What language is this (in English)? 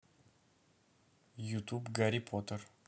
Russian